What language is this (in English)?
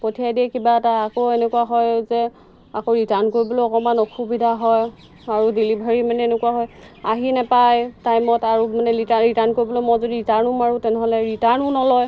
Assamese